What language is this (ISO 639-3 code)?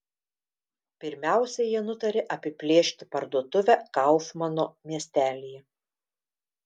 lit